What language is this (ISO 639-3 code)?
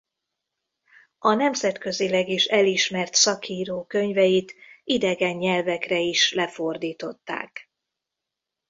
hun